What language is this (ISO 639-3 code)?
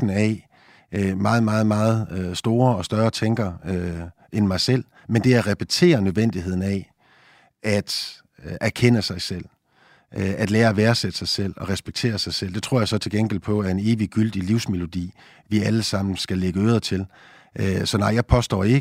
dan